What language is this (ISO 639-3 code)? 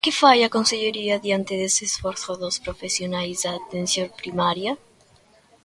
glg